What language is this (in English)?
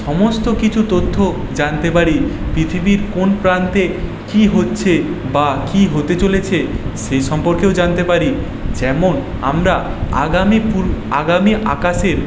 Bangla